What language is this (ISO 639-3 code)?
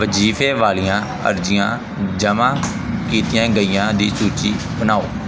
pan